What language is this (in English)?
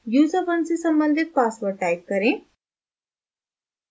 Hindi